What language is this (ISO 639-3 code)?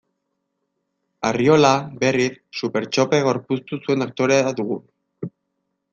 eus